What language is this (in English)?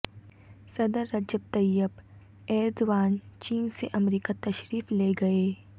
Urdu